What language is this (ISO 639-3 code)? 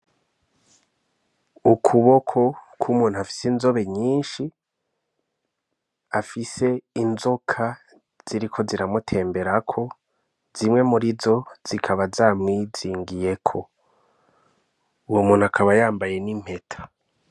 run